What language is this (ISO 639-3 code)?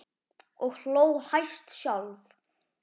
isl